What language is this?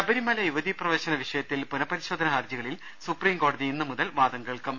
Malayalam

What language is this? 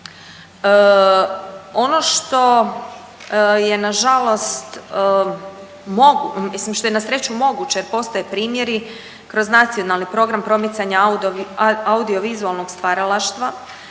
Croatian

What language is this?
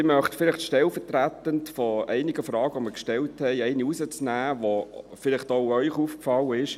Swiss German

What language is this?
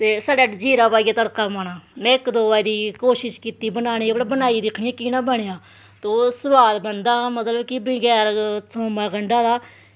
Dogri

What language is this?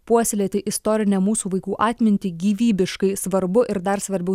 Lithuanian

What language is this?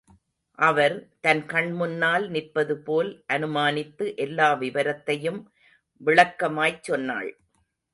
Tamil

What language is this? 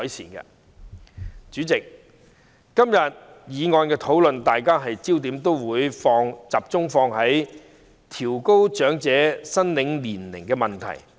Cantonese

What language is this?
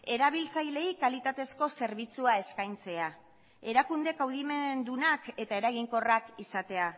Basque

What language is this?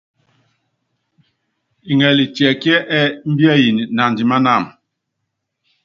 Yangben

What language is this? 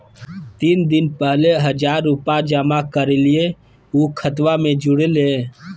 Magahi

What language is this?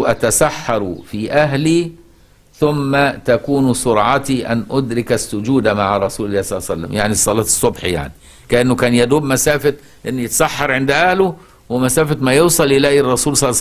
Arabic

